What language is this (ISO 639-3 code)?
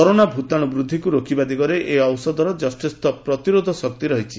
ori